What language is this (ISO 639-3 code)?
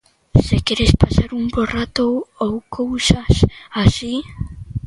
glg